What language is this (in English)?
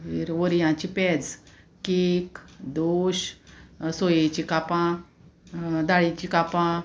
Konkani